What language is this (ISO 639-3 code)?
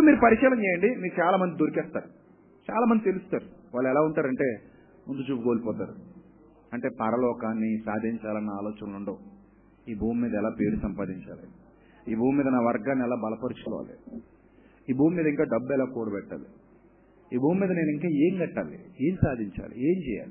tel